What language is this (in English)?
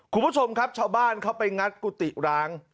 Thai